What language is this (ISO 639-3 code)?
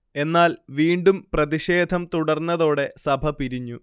mal